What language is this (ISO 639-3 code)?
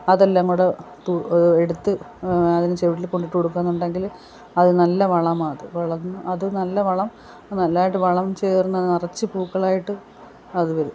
mal